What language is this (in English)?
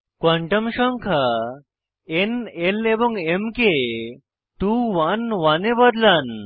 Bangla